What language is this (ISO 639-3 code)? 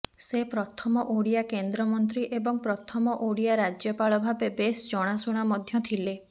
ori